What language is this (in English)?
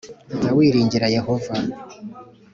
Kinyarwanda